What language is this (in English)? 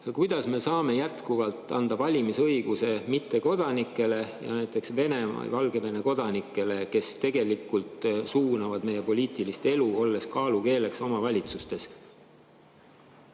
Estonian